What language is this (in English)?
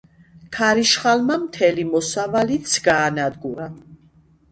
Georgian